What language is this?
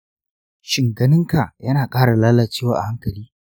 Hausa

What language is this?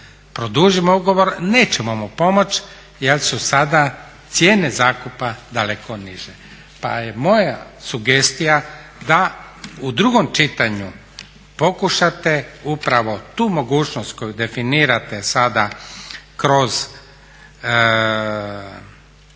Croatian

